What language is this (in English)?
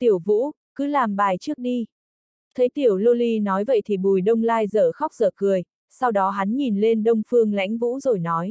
Vietnamese